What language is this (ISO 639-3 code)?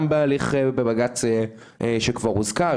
heb